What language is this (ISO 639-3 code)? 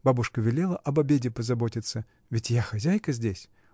rus